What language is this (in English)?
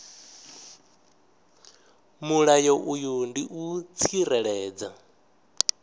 Venda